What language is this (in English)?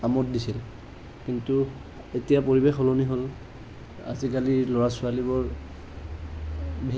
Assamese